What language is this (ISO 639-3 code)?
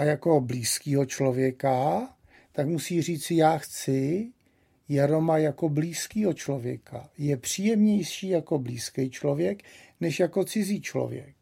ces